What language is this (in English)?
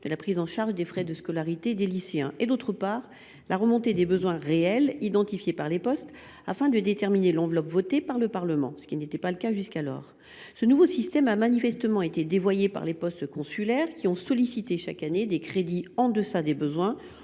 French